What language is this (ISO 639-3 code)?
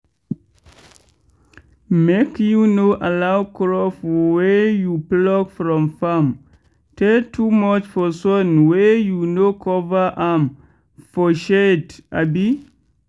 pcm